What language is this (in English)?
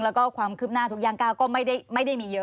Thai